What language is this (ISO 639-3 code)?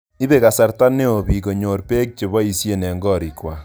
kln